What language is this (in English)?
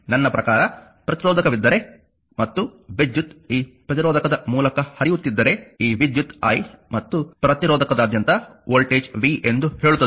Kannada